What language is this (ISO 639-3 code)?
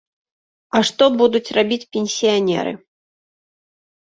bel